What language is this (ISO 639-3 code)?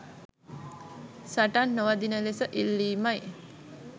sin